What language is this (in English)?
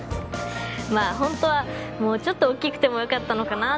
Japanese